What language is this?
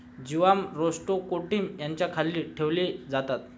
Marathi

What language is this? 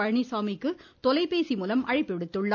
Tamil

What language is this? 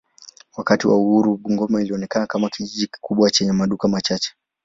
Swahili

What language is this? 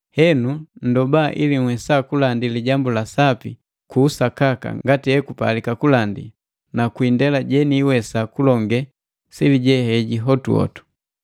Matengo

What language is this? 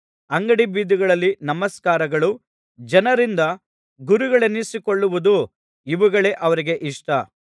Kannada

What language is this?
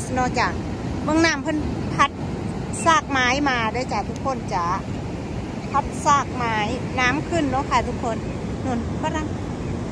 Thai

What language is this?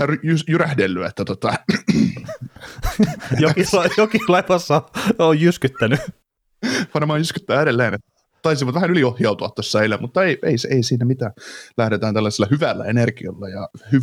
Finnish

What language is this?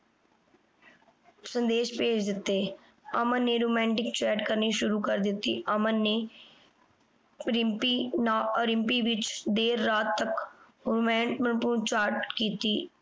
Punjabi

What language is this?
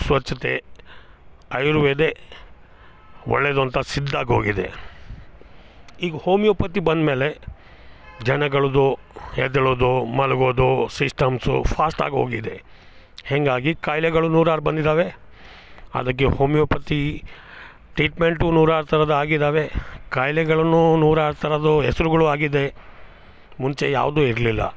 Kannada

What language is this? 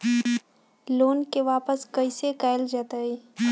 Magahi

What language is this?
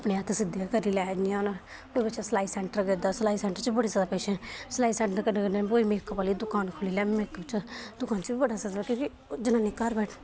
Dogri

